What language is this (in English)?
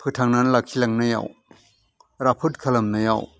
Bodo